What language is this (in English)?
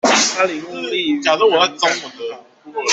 Chinese